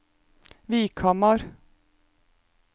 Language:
Norwegian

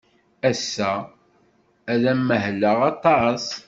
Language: Kabyle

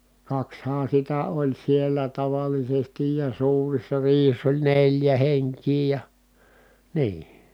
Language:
Finnish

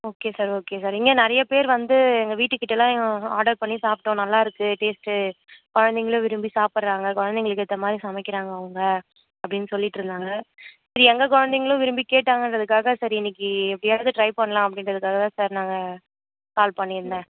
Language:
Tamil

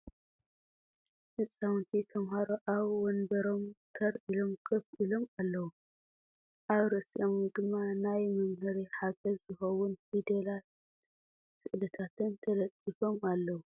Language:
Tigrinya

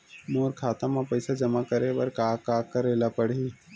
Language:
Chhattisgarhi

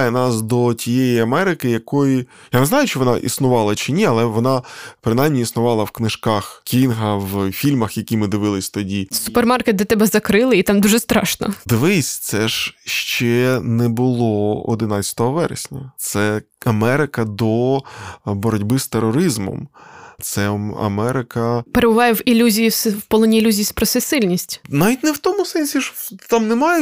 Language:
Ukrainian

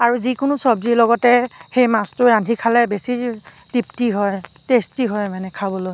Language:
Assamese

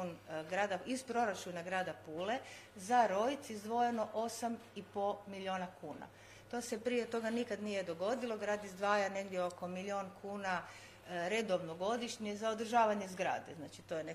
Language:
Croatian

